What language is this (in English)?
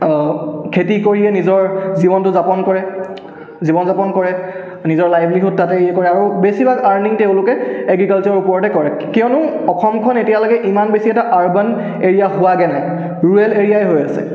Assamese